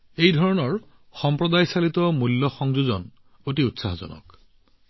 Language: Assamese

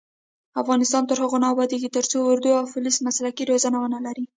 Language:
Pashto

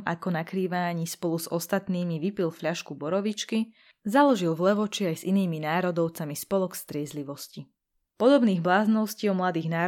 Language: Slovak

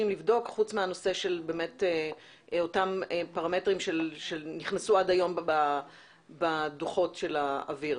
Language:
Hebrew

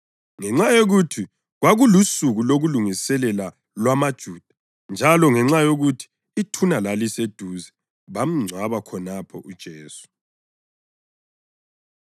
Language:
North Ndebele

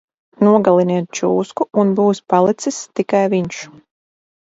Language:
Latvian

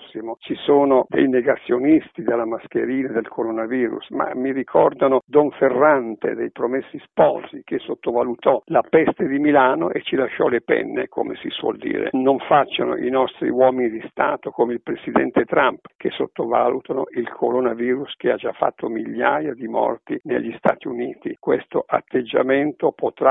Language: Italian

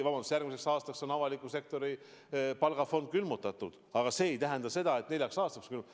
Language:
Estonian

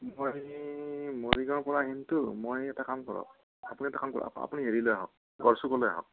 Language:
Assamese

